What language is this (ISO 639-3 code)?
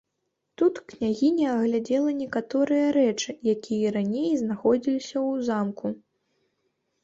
bel